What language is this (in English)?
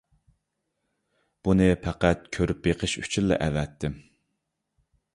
Uyghur